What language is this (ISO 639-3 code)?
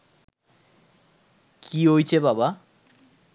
ben